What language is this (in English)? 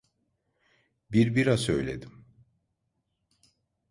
Turkish